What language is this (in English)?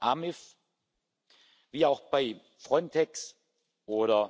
German